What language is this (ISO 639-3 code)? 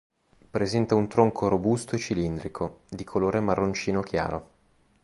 ita